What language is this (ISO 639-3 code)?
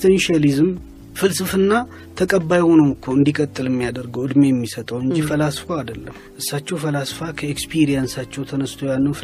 amh